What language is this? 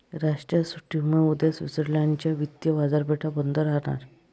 Marathi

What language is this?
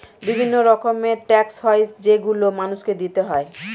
Bangla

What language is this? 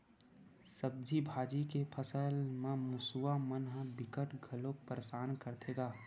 Chhattisgarhi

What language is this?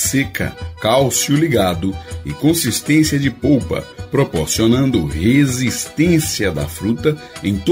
Portuguese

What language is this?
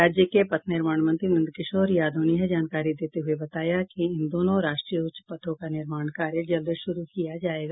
Hindi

